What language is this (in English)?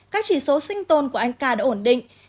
Vietnamese